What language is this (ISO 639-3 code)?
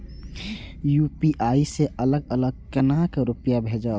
mai